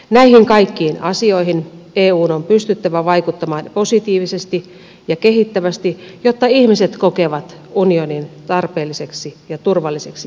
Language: Finnish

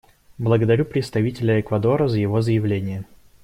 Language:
Russian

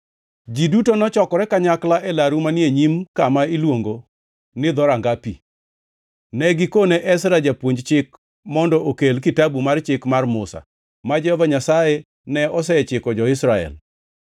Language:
Luo (Kenya and Tanzania)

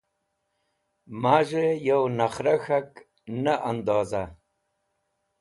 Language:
Wakhi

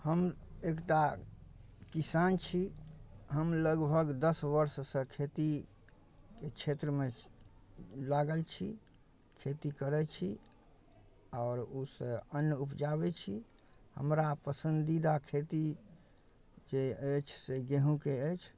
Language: Maithili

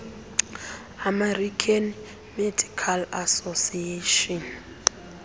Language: Xhosa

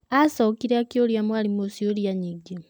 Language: Kikuyu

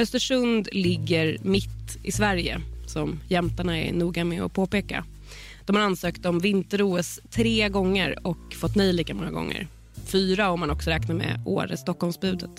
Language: Swedish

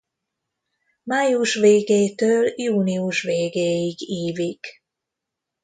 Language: Hungarian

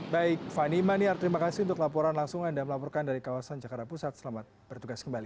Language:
Indonesian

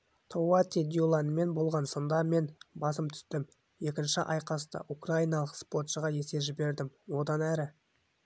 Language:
Kazakh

